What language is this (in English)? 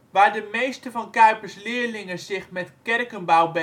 Dutch